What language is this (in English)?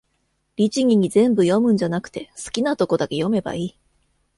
Japanese